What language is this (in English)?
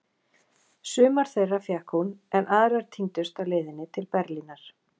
Icelandic